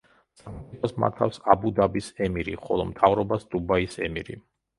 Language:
Georgian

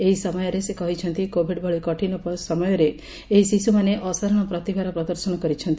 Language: Odia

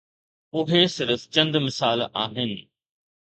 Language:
Sindhi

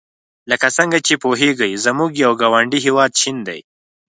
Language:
Pashto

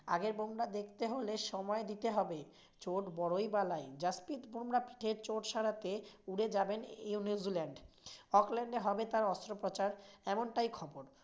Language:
Bangla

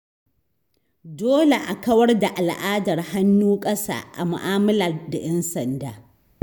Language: Hausa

